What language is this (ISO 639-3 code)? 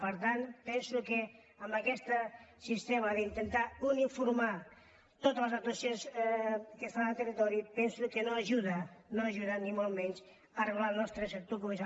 cat